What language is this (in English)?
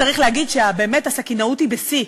Hebrew